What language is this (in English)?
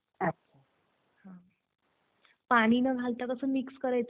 Marathi